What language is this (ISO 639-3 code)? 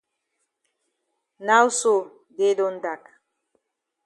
wes